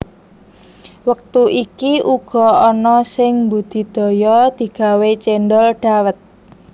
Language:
Javanese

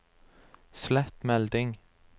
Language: Norwegian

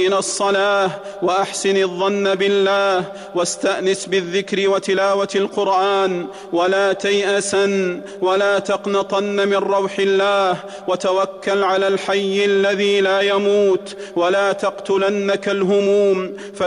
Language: Arabic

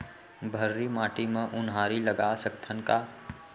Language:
Chhattisgarhi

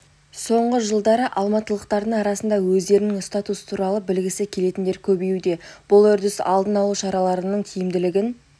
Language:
Kazakh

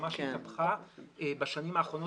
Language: Hebrew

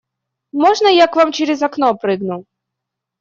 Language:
Russian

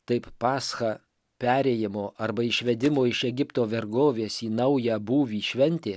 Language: Lithuanian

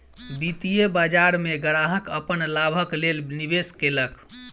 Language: Maithili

